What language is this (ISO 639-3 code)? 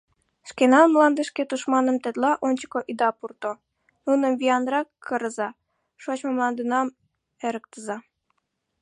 chm